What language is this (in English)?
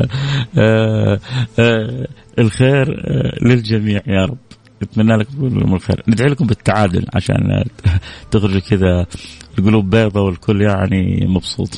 Arabic